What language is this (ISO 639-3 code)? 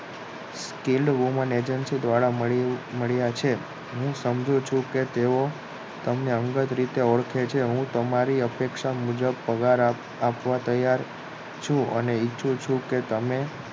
guj